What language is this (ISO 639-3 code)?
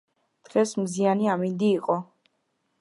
kat